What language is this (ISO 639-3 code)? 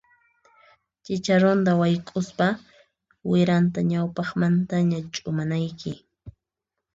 qxp